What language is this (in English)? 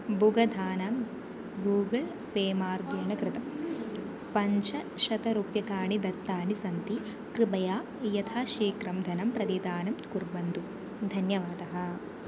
Sanskrit